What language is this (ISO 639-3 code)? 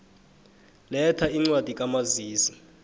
nbl